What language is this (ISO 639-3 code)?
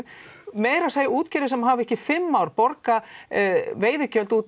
isl